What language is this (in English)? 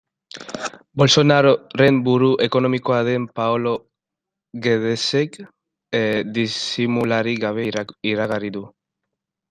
Basque